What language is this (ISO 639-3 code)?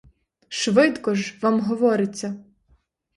ukr